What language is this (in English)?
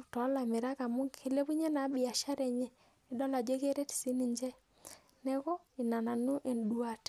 Masai